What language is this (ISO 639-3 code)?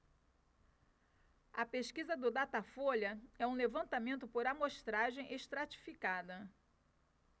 por